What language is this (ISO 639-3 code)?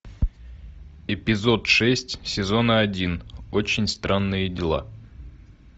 rus